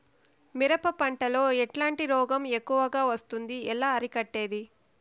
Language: Telugu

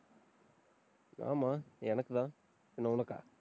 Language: Tamil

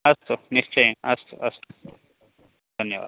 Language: Sanskrit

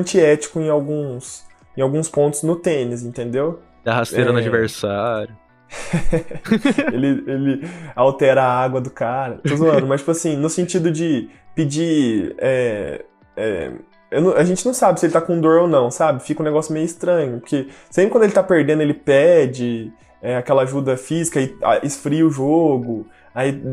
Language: Portuguese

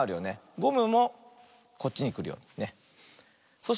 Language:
Japanese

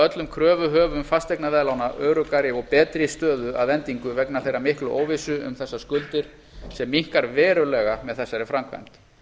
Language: Icelandic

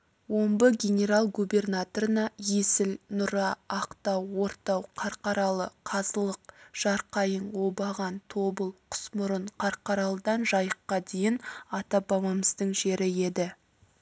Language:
Kazakh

